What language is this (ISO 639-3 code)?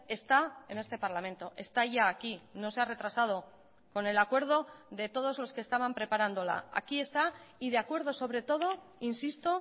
spa